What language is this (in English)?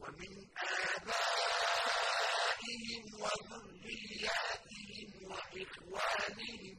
Arabic